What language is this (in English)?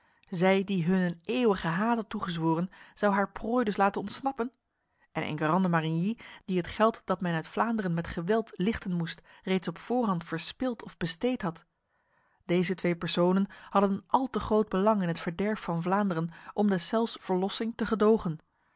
Dutch